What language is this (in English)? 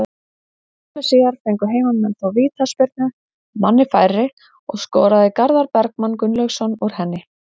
Icelandic